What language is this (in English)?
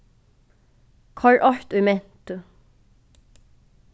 Faroese